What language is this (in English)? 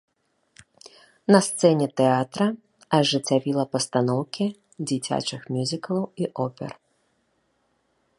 Belarusian